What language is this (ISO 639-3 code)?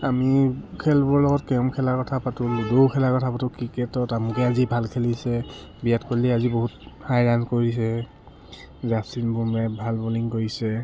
asm